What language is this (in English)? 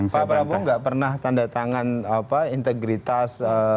Indonesian